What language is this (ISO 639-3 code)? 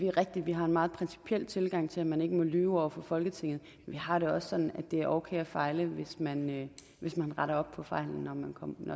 dan